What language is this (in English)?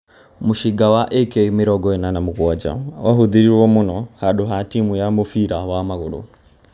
Kikuyu